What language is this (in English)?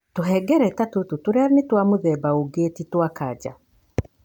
Kikuyu